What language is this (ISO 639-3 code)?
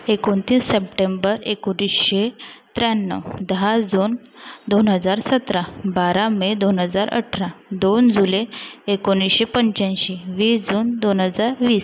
mar